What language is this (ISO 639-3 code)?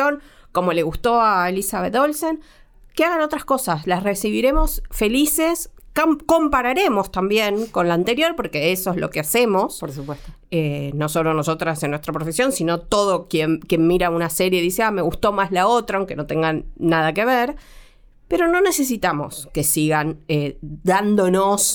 spa